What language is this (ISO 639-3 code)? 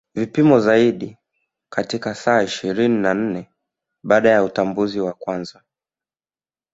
swa